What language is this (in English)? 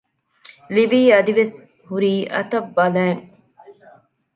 Divehi